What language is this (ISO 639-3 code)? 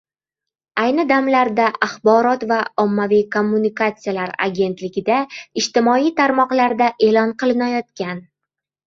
uzb